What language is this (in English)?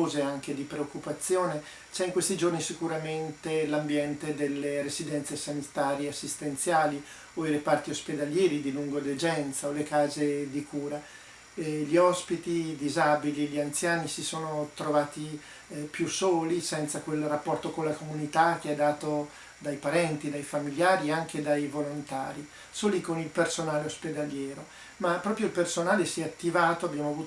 Italian